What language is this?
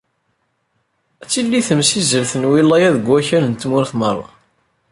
Kabyle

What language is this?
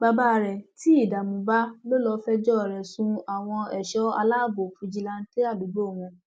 Yoruba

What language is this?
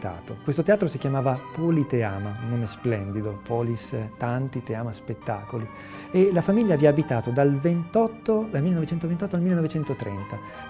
Italian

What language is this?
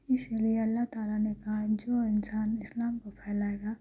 Urdu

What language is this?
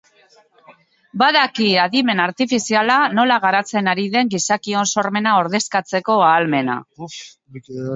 Basque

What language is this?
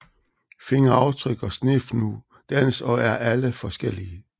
Danish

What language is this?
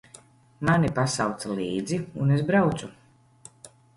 Latvian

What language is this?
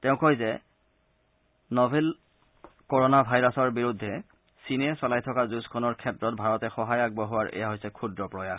Assamese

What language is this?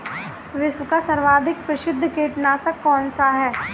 Hindi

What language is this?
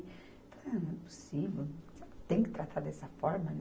Portuguese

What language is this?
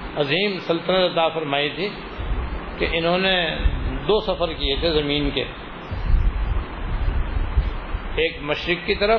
Urdu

